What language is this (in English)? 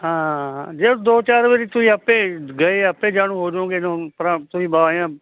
Punjabi